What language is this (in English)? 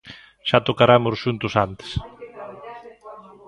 Galician